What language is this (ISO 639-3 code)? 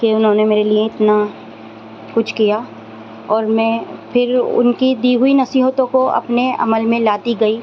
urd